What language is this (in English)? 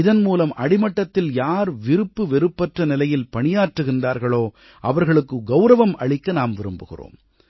Tamil